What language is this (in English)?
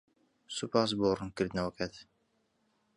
Central Kurdish